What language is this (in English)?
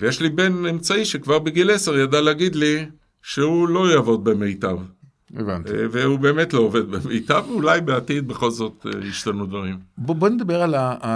Hebrew